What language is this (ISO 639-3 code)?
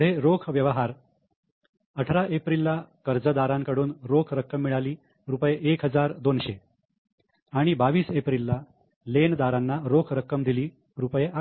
mar